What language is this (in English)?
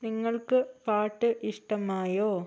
Malayalam